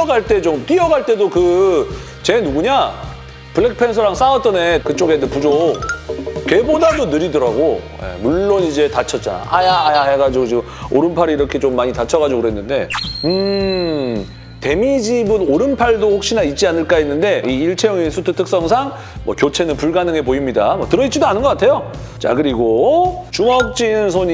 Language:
Korean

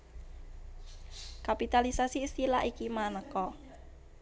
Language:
Javanese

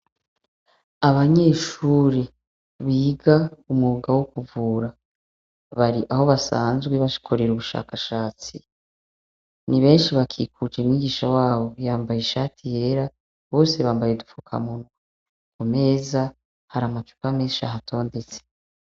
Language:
Rundi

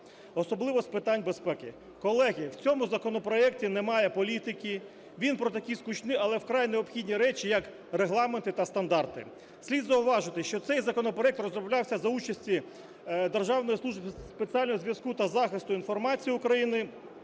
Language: Ukrainian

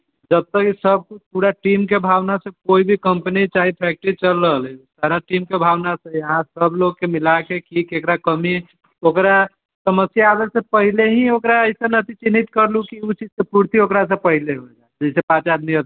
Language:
Maithili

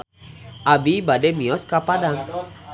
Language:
Sundanese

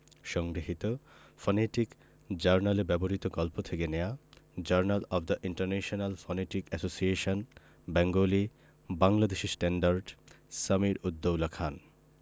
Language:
Bangla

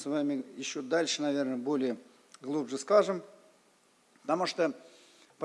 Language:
Russian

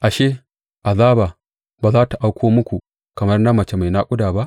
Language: Hausa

